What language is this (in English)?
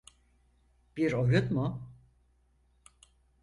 Turkish